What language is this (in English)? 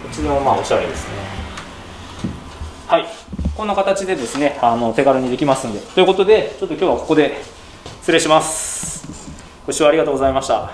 Japanese